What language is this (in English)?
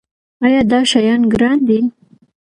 Pashto